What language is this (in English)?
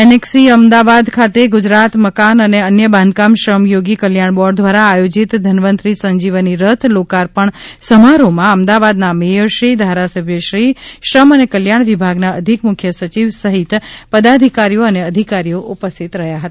Gujarati